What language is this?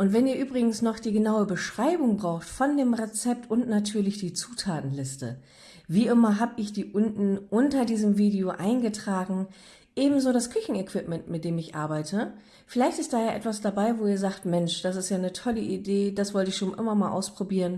German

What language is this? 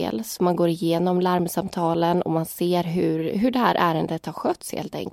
Swedish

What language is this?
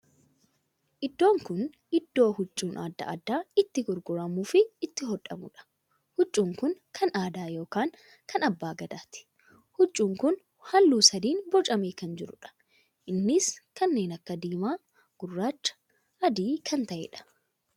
Oromo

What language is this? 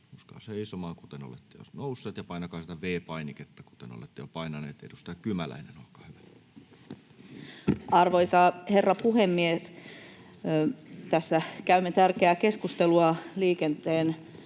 Finnish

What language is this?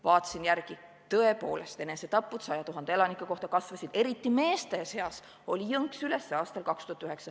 Estonian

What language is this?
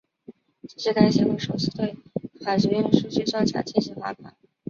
Chinese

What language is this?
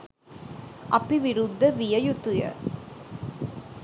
Sinhala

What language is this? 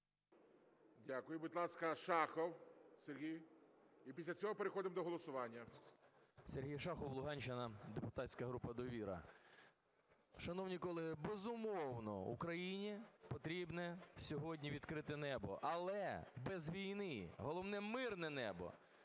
Ukrainian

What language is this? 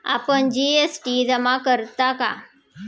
Marathi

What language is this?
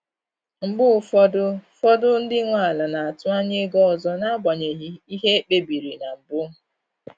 Igbo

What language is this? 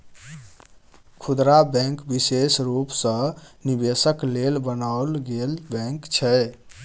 Maithili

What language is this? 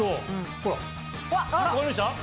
Japanese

